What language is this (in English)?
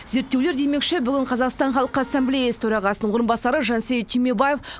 Kazakh